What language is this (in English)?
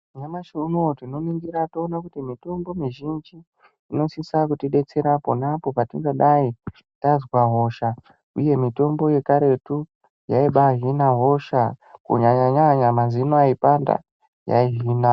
Ndau